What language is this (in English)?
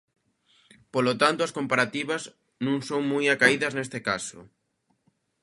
Galician